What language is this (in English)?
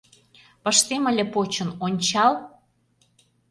Mari